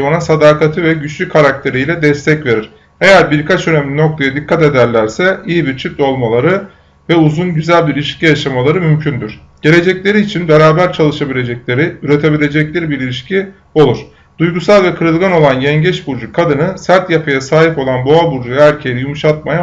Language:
Turkish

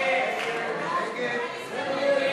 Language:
Hebrew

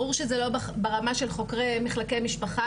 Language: Hebrew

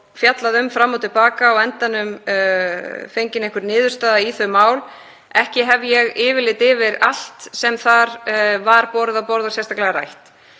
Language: Icelandic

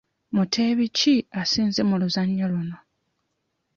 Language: Ganda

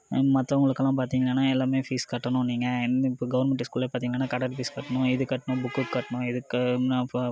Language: Tamil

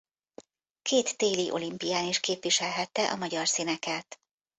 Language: Hungarian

